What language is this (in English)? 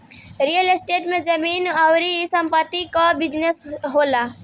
Bhojpuri